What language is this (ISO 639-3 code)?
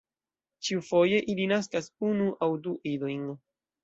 epo